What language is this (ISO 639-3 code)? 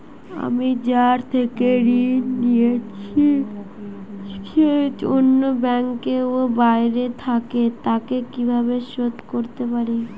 ben